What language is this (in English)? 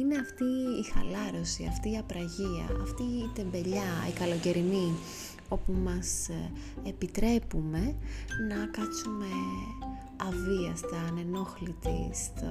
Greek